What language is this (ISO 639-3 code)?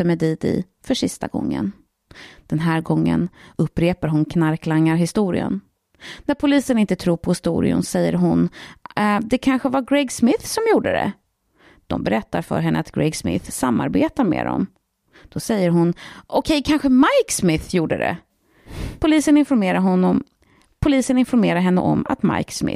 swe